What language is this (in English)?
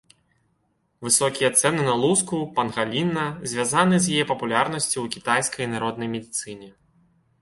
Belarusian